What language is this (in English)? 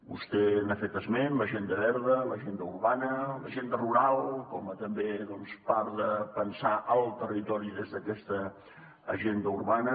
Catalan